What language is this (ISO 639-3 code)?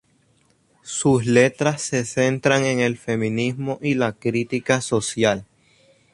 spa